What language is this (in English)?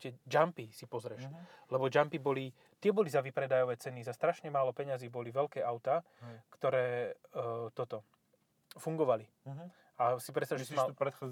Slovak